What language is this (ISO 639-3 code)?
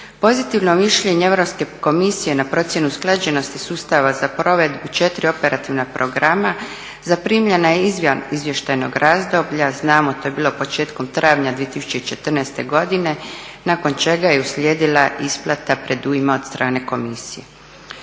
hrv